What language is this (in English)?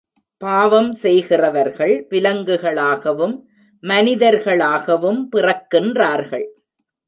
Tamil